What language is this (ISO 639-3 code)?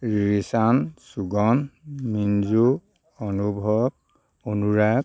asm